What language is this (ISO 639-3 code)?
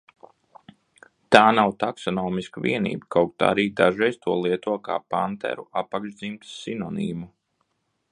lav